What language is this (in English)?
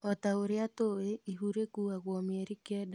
Kikuyu